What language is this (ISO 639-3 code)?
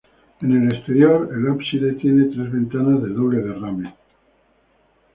spa